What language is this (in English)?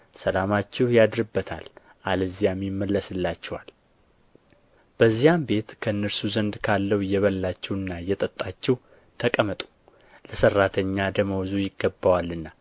Amharic